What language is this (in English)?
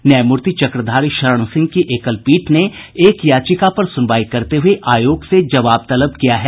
Hindi